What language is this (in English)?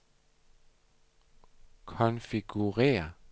Danish